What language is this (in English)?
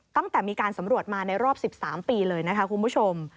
Thai